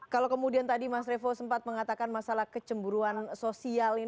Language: Indonesian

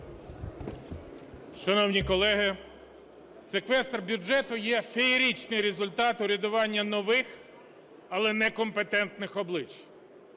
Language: Ukrainian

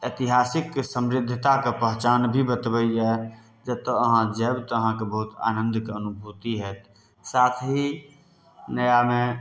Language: Maithili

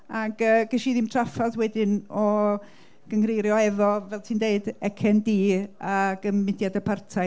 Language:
Welsh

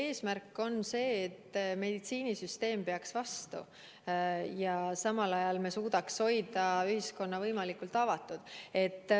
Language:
Estonian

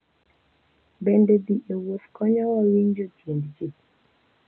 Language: Luo (Kenya and Tanzania)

